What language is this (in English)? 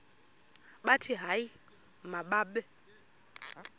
Xhosa